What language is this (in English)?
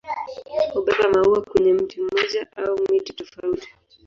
Swahili